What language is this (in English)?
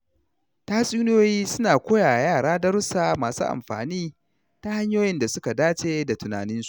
Hausa